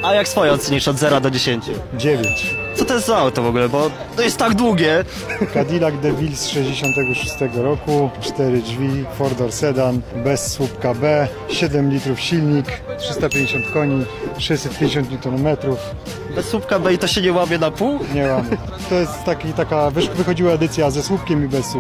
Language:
Polish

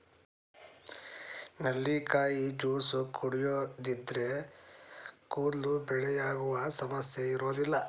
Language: Kannada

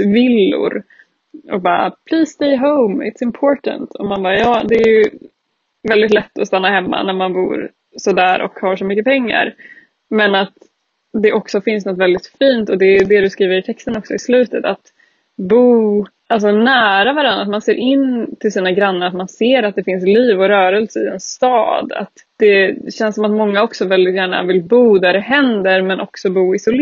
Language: Swedish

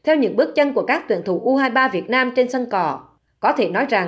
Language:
Vietnamese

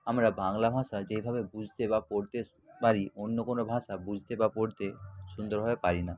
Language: Bangla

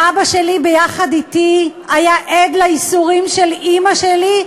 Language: Hebrew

